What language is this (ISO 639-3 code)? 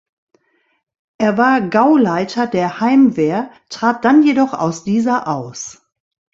deu